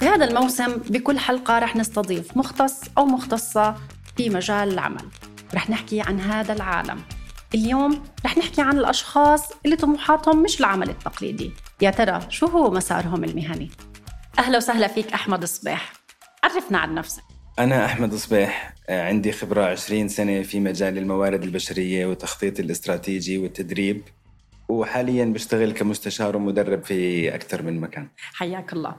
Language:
Arabic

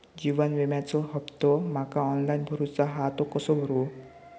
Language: Marathi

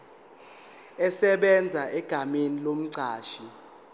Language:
Zulu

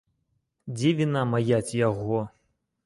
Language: Belarusian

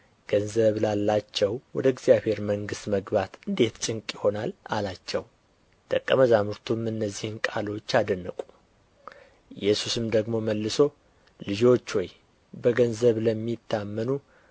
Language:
Amharic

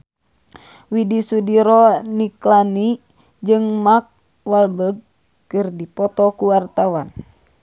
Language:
Sundanese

